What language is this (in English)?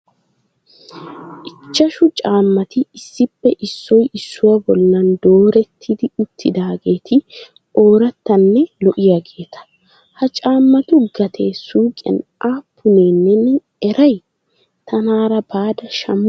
Wolaytta